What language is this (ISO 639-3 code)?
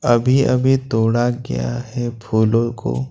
hin